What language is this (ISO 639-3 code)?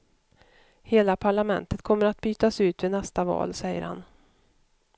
swe